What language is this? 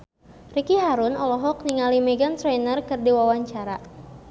Sundanese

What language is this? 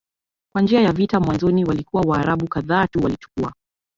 Swahili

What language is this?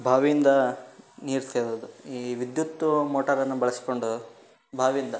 Kannada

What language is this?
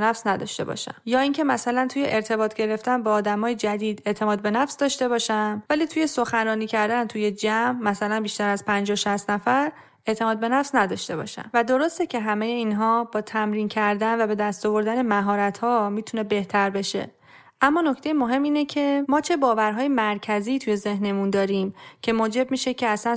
Persian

